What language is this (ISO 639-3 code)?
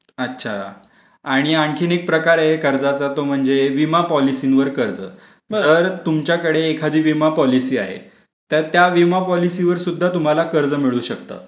mar